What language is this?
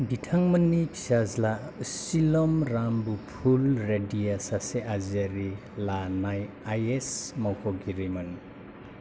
Bodo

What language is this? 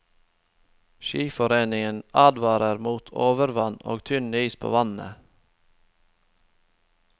Norwegian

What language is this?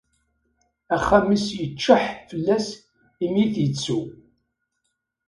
Kabyle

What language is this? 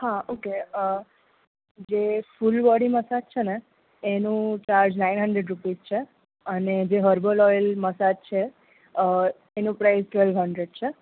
Gujarati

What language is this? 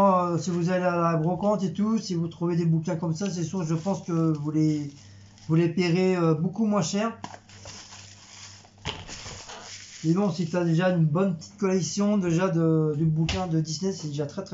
French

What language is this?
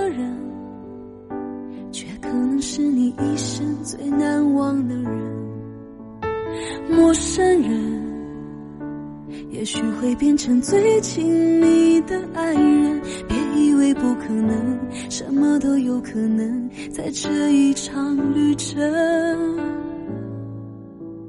Chinese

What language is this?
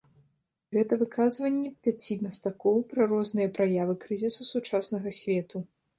Belarusian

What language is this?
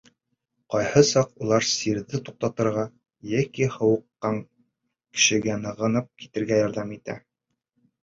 Bashkir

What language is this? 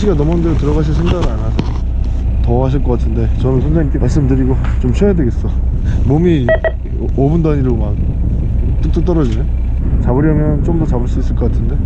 Korean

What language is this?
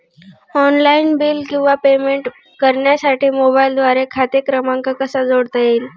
Marathi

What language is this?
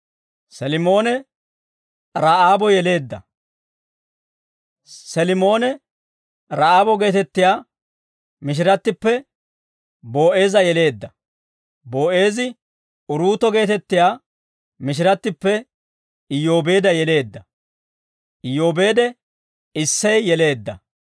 Dawro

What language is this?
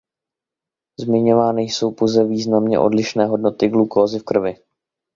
Czech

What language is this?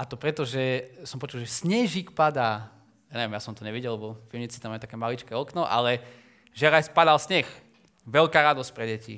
Slovak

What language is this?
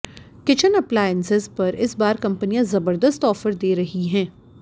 Hindi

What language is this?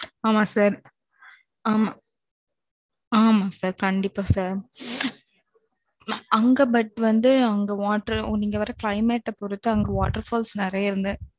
Tamil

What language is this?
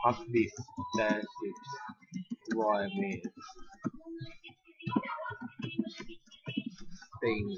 Thai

